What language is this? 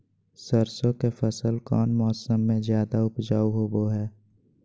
Magahi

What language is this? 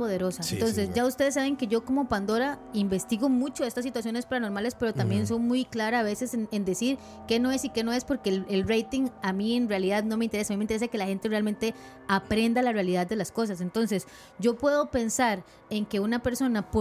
Spanish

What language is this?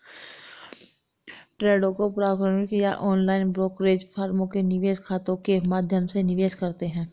Hindi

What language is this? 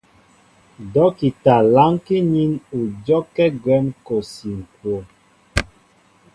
Mbo (Cameroon)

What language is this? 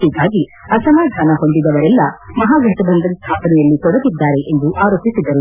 Kannada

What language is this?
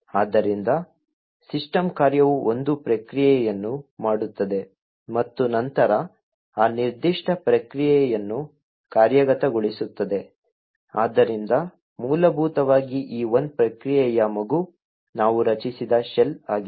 Kannada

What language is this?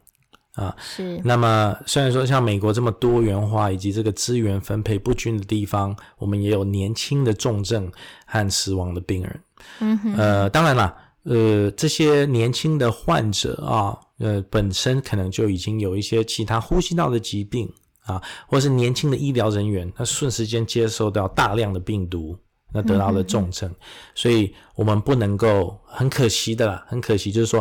Chinese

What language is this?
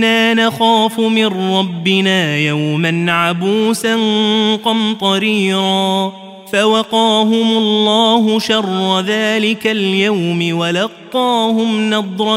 Arabic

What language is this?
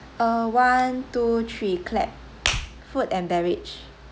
English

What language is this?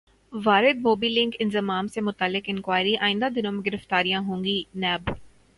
Urdu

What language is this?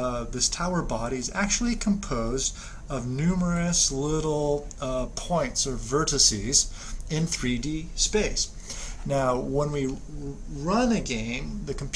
English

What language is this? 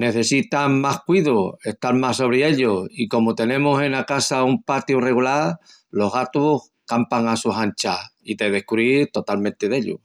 Extremaduran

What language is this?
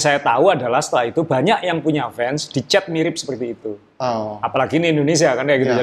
Indonesian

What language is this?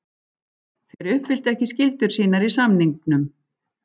Icelandic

